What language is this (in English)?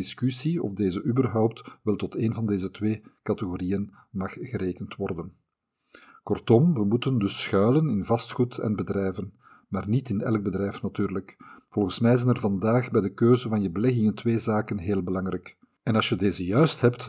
Dutch